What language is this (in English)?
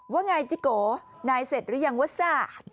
Thai